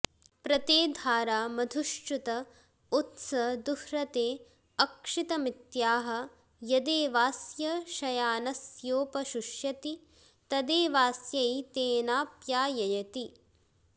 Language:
Sanskrit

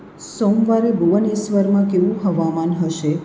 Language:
Gujarati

